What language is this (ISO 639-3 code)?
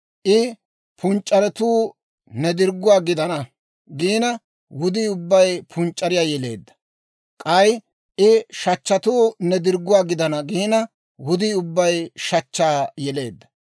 dwr